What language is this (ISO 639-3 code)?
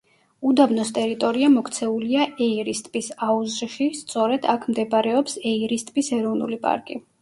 kat